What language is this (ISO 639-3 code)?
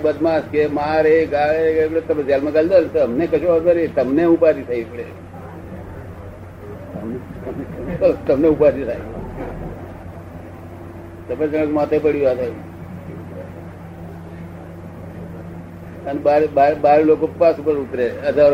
guj